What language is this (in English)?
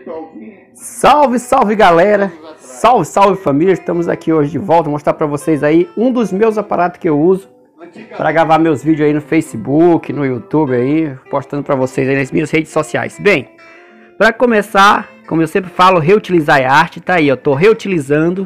Portuguese